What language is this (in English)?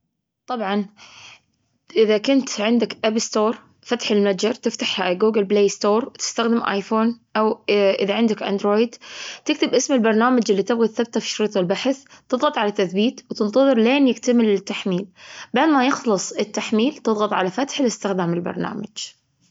Gulf Arabic